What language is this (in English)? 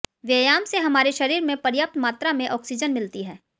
Hindi